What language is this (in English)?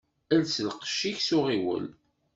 Kabyle